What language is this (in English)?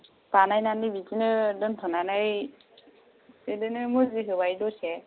Bodo